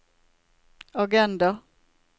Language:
Norwegian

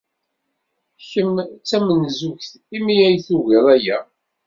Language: Kabyle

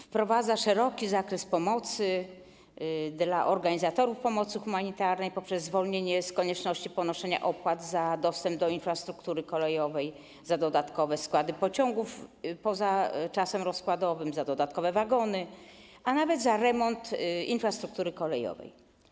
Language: Polish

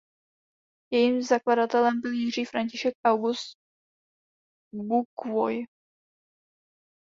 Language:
Czech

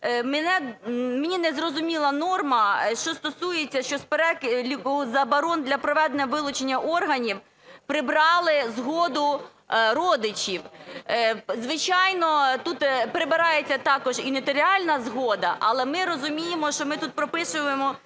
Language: Ukrainian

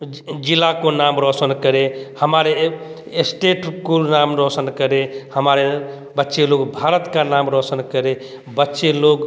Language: Hindi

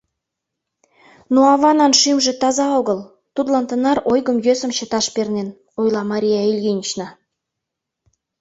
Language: Mari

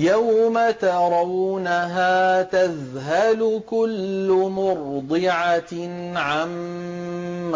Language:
Arabic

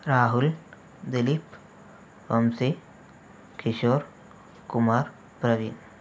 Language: Telugu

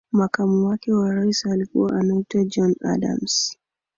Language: Swahili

